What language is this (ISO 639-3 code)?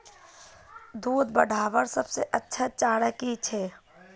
mag